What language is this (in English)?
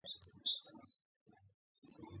Georgian